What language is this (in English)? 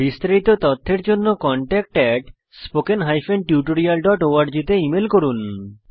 Bangla